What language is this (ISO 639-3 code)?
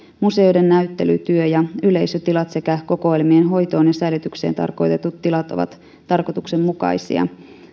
fin